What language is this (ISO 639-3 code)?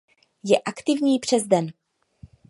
ces